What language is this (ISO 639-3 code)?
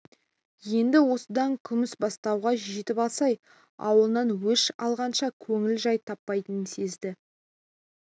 kaz